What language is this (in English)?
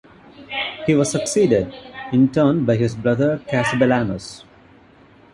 English